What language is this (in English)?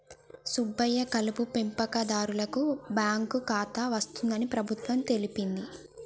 Telugu